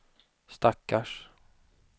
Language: Swedish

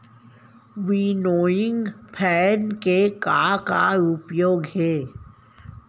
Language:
Chhattisgarhi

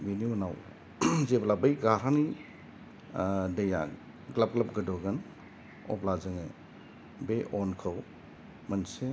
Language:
Bodo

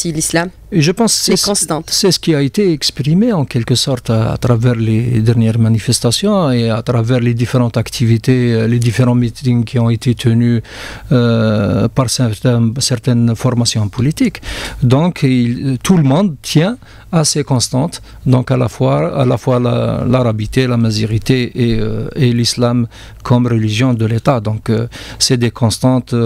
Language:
French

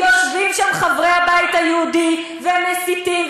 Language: Hebrew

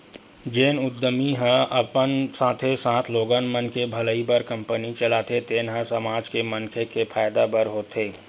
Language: Chhattisgarhi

